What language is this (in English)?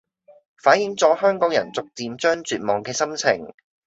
Cantonese